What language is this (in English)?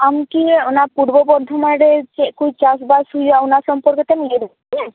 Santali